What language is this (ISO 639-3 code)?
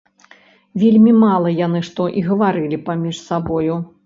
bel